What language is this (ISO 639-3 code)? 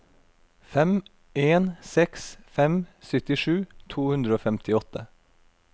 nor